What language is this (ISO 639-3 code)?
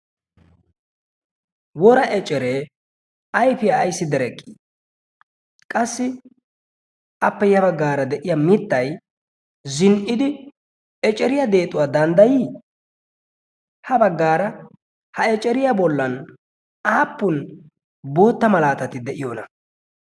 wal